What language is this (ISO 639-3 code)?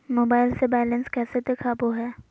mag